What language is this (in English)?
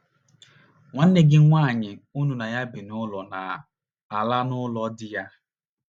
Igbo